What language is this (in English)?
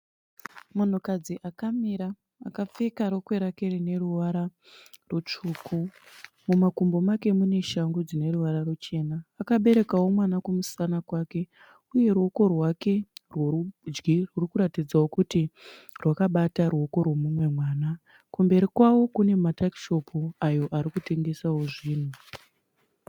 Shona